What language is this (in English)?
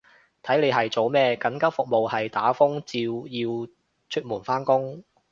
Cantonese